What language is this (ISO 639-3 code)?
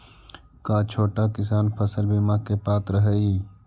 mag